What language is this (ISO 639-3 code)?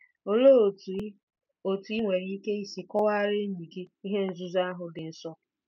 ibo